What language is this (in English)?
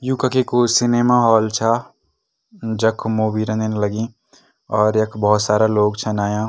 Garhwali